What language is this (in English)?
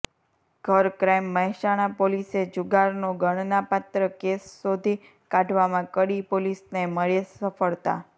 Gujarati